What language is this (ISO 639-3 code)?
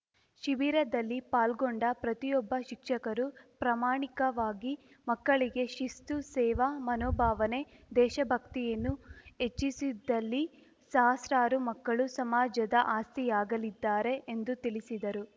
kan